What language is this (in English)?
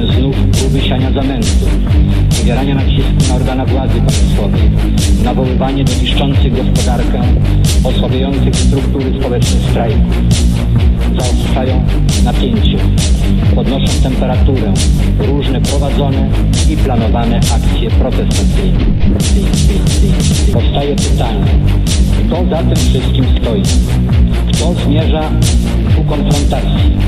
Polish